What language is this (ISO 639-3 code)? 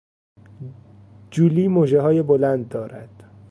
fas